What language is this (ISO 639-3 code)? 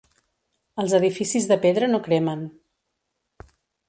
cat